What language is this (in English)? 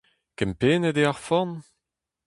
Breton